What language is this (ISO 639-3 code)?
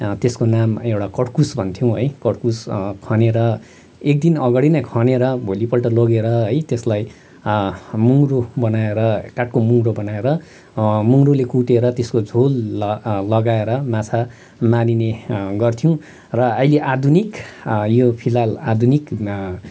nep